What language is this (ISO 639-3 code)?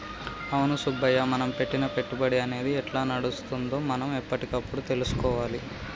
tel